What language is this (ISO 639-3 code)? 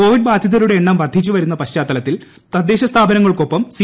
mal